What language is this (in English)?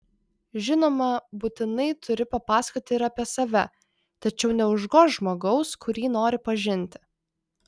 Lithuanian